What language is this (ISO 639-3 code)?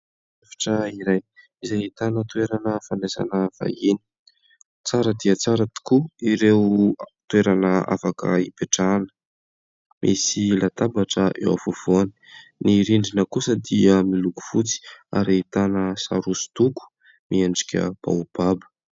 mlg